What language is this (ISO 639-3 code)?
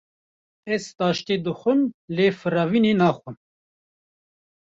kur